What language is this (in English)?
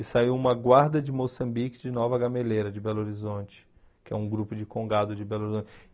Portuguese